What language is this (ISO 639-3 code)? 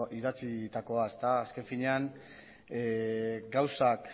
eus